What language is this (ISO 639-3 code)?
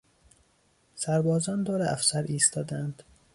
fas